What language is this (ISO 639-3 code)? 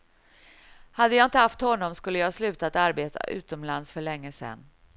swe